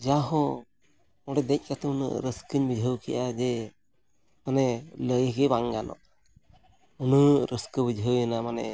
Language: Santali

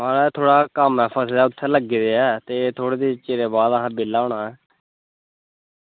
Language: Dogri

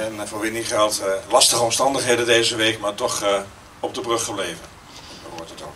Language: Dutch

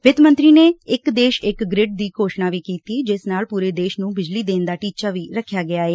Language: Punjabi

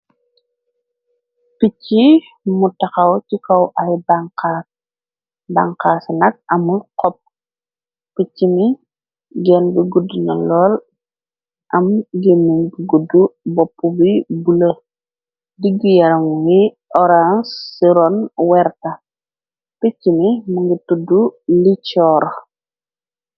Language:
Wolof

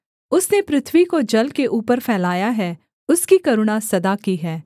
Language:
Hindi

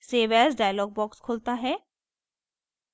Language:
Hindi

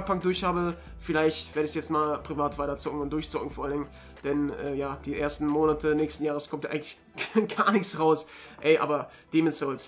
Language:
German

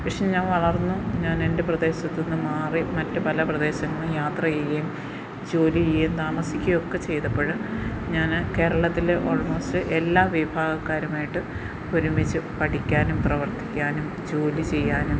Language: Malayalam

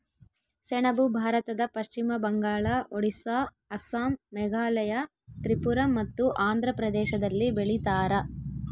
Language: Kannada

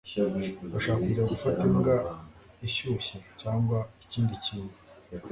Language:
Kinyarwanda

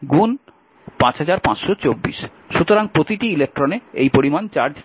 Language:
Bangla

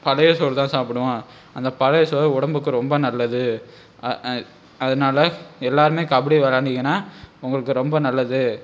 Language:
Tamil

